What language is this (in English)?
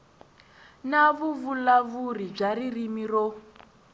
Tsonga